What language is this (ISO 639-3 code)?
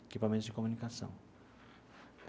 por